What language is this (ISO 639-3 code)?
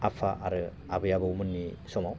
brx